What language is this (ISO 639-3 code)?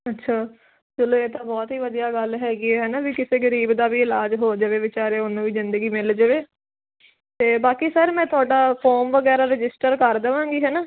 pan